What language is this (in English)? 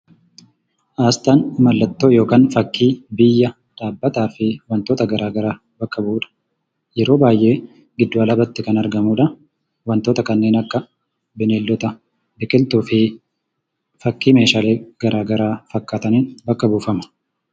Oromo